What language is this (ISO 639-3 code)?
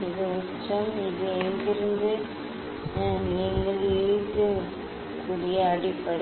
tam